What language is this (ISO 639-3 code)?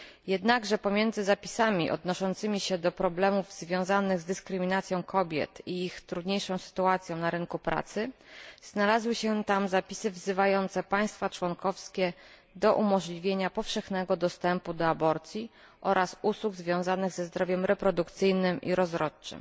pol